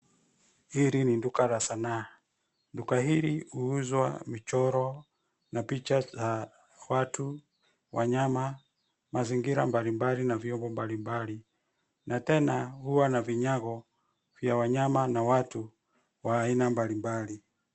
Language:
Swahili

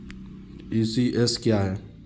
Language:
Hindi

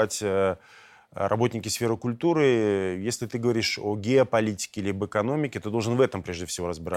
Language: Russian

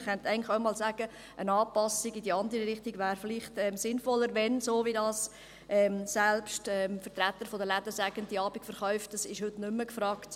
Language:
Swiss German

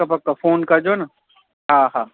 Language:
Sindhi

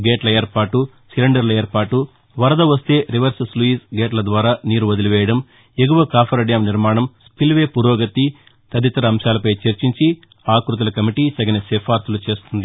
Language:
Telugu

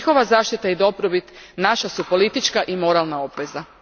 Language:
Croatian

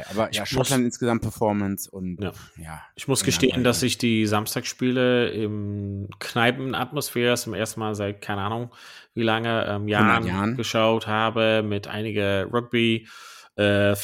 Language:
German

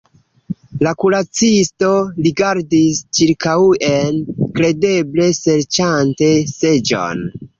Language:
Esperanto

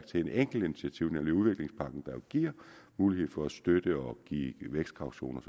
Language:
Danish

